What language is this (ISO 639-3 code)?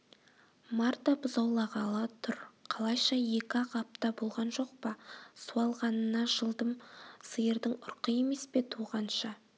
kaz